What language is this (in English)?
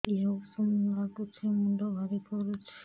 Odia